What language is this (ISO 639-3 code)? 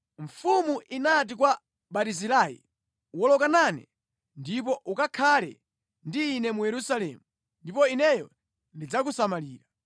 nya